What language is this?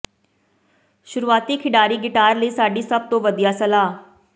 Punjabi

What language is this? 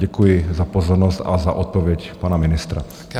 Czech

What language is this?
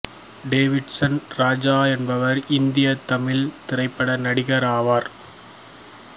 Tamil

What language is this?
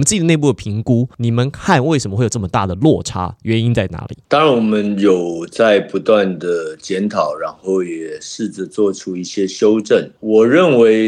Chinese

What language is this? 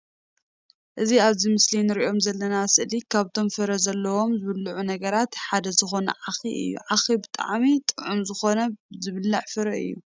Tigrinya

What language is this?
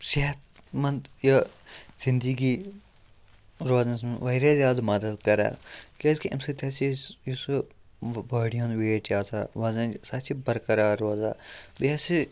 Kashmiri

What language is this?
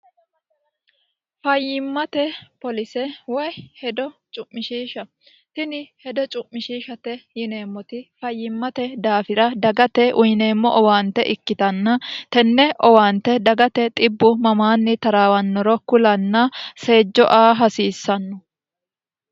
Sidamo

